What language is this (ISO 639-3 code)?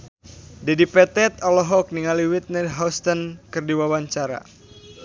sun